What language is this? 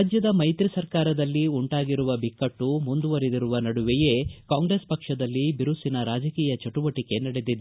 Kannada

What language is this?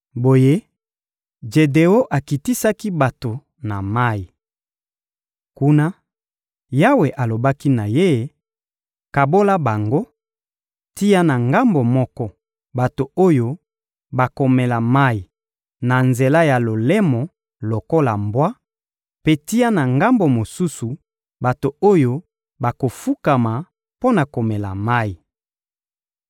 Lingala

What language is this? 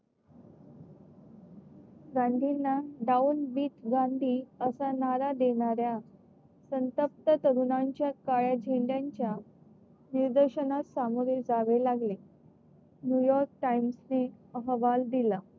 Marathi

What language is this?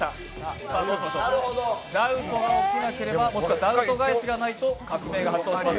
Japanese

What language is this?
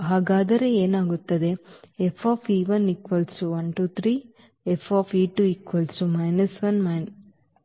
Kannada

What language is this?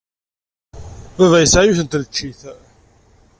Kabyle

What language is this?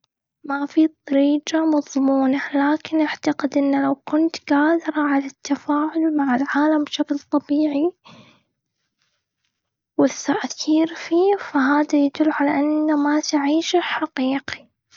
Gulf Arabic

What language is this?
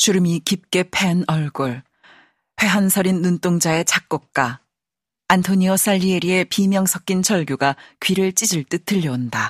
Korean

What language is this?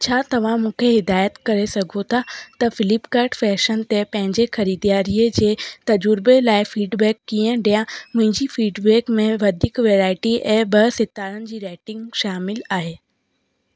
Sindhi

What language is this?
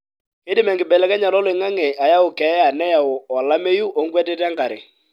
Masai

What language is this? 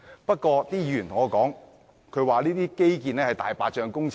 Cantonese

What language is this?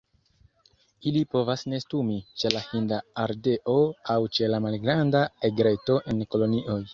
Esperanto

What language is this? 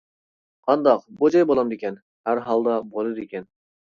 Uyghur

